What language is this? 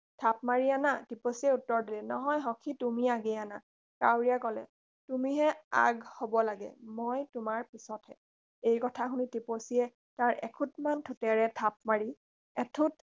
Assamese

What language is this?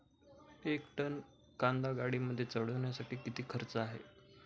Marathi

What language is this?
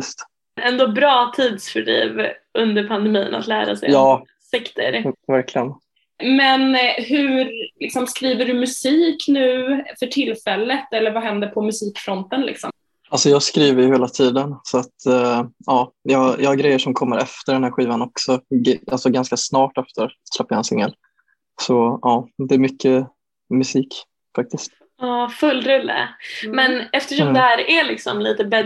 Swedish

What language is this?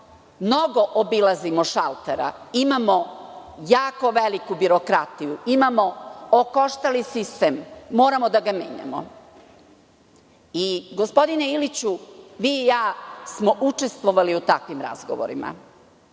Serbian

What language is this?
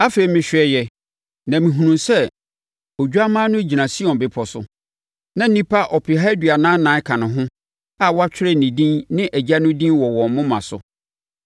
Akan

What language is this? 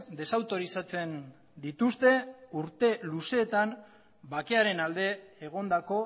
Basque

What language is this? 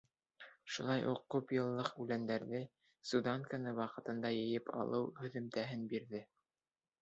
Bashkir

